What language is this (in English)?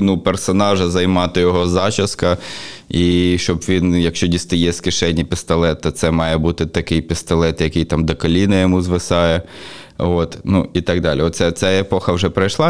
Ukrainian